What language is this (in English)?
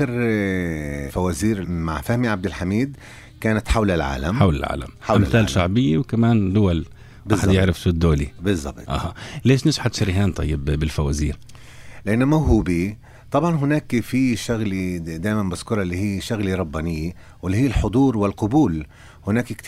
Arabic